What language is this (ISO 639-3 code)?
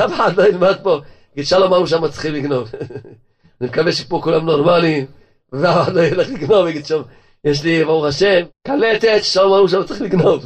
heb